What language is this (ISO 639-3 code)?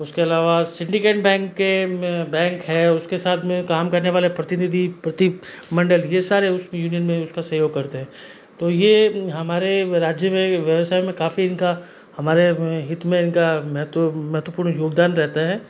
hin